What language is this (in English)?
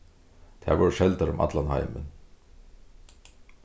Faroese